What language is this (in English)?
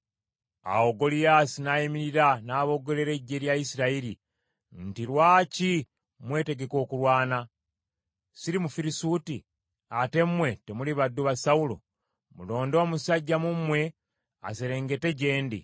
Ganda